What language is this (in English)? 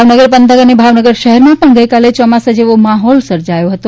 Gujarati